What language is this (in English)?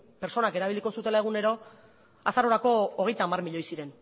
Basque